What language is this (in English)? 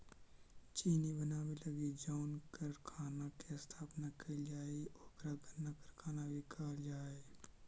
Magahi